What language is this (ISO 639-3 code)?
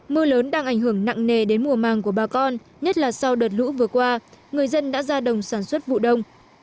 vie